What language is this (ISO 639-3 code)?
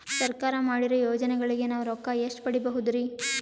kan